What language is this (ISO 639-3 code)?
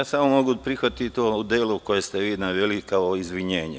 srp